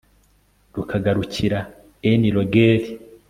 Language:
Kinyarwanda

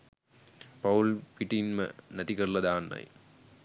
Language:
Sinhala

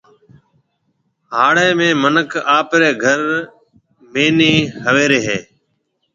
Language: Marwari (Pakistan)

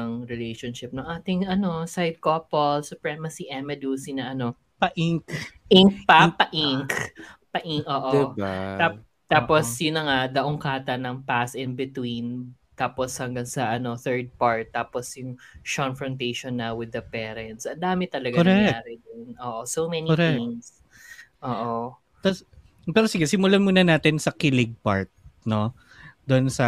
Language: Filipino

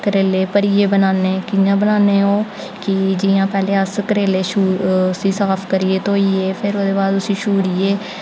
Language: Dogri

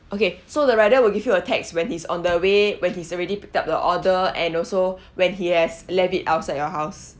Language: English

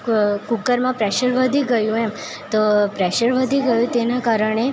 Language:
Gujarati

